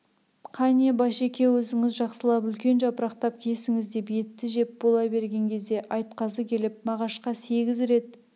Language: Kazakh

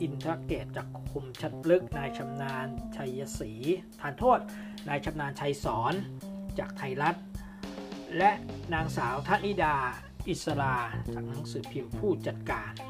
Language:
Thai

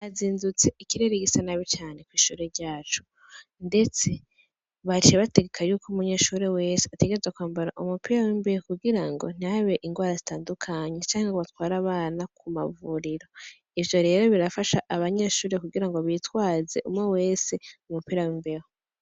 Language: Rundi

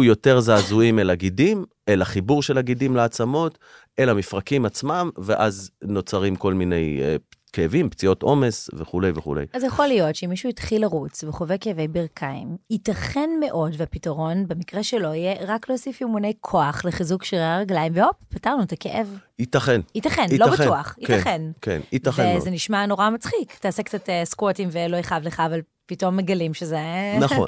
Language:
Hebrew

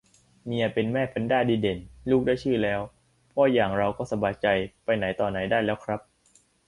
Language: Thai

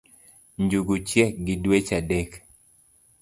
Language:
Luo (Kenya and Tanzania)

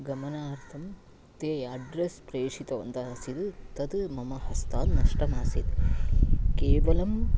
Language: Sanskrit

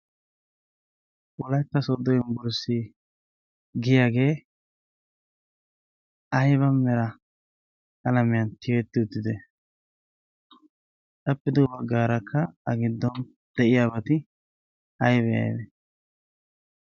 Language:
Wolaytta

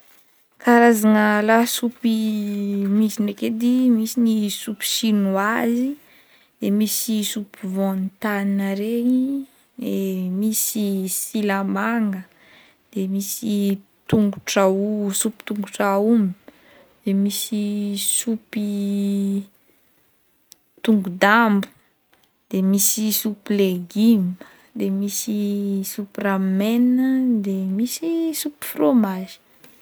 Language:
Northern Betsimisaraka Malagasy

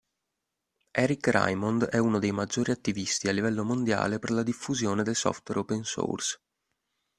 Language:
Italian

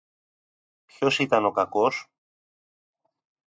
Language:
Greek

